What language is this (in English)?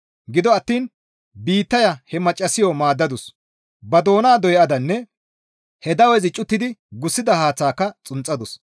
Gamo